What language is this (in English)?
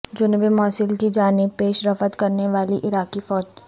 Urdu